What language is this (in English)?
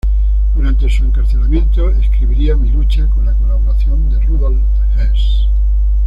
Spanish